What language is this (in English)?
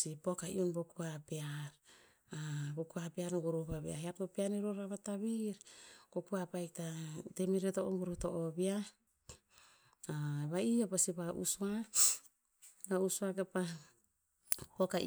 Tinputz